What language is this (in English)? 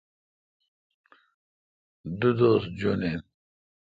Kalkoti